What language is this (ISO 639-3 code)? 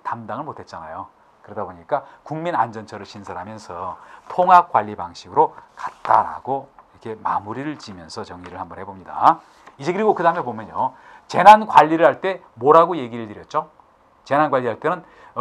kor